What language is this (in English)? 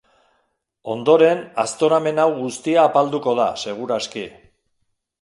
Basque